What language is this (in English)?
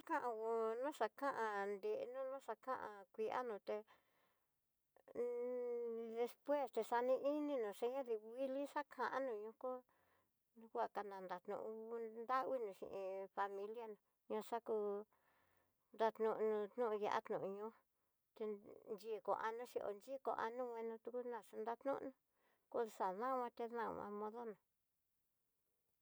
Tidaá Mixtec